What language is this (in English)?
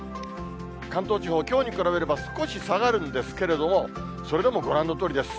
Japanese